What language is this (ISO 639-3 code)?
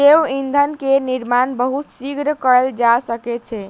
mai